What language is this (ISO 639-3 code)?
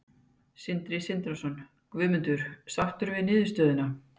isl